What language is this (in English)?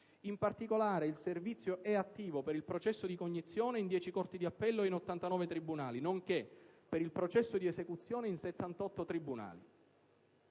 Italian